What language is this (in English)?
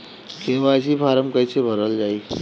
Bhojpuri